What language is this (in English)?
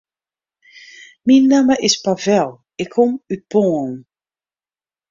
Western Frisian